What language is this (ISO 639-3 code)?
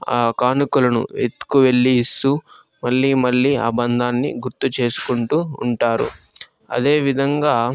tel